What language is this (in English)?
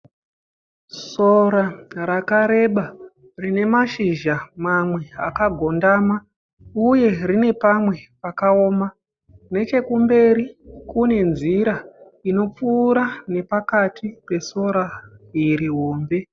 Shona